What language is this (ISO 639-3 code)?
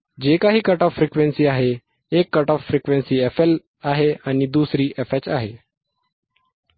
mar